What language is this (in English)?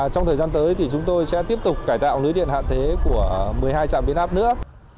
Vietnamese